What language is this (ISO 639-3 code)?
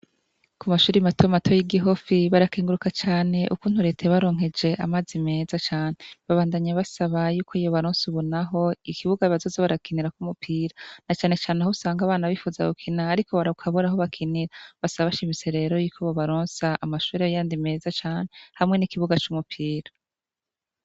run